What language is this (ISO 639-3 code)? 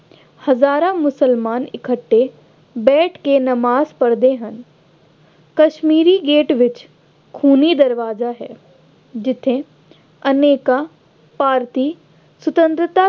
pan